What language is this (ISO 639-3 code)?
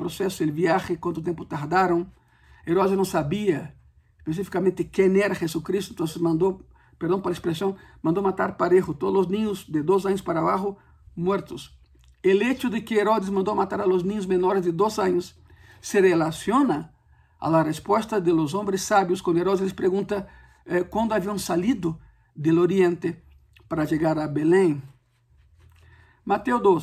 spa